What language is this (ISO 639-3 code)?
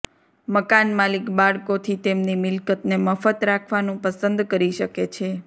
guj